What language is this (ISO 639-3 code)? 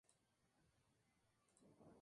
spa